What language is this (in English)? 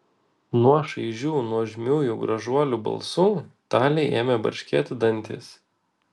Lithuanian